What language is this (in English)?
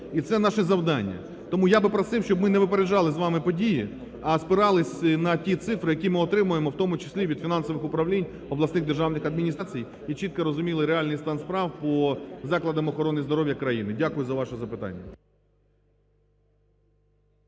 Ukrainian